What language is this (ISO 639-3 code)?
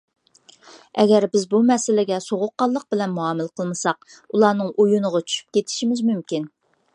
uig